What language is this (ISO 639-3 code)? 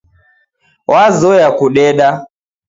dav